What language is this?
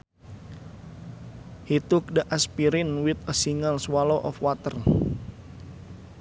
Sundanese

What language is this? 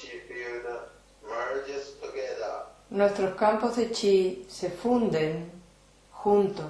Spanish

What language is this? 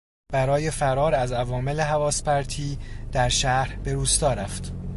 Persian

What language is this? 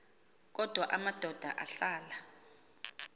Xhosa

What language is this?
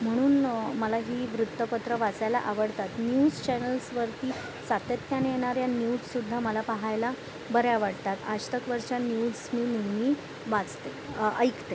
Marathi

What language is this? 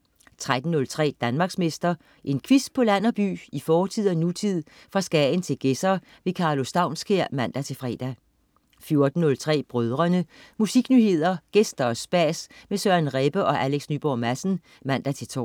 Danish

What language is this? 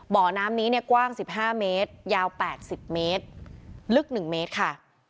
Thai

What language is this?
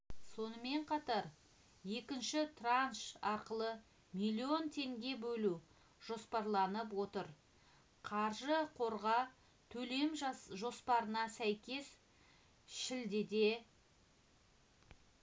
Kazakh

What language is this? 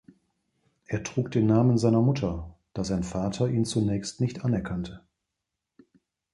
German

